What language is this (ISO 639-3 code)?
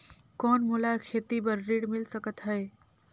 hne